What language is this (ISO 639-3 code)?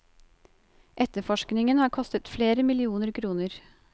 nor